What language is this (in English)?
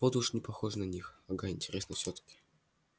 Russian